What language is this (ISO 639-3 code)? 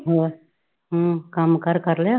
pan